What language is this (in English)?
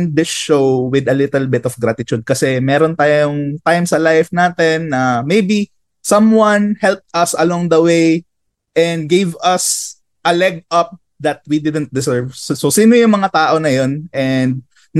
Filipino